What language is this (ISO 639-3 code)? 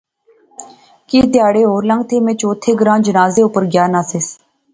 phr